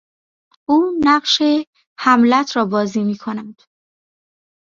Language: Persian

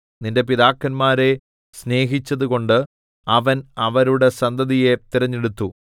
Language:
Malayalam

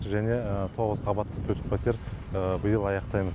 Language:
Kazakh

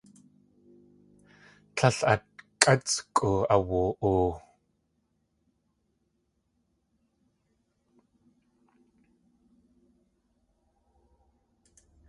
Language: Tlingit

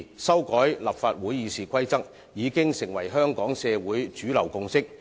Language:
Cantonese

